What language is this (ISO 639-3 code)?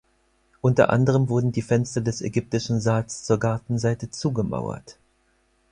deu